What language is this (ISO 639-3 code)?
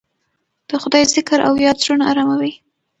pus